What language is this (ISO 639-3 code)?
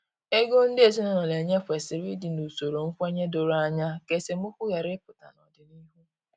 ibo